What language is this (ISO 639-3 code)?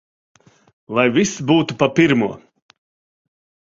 lav